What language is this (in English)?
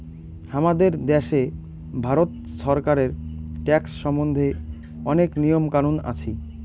Bangla